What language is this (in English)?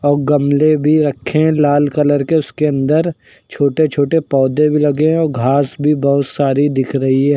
Hindi